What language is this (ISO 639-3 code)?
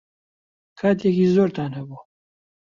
ckb